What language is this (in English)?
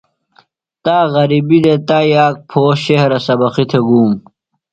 Phalura